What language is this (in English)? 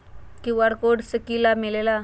Magahi